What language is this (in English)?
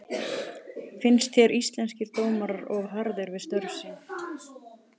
Icelandic